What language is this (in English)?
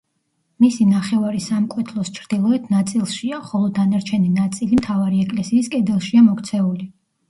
Georgian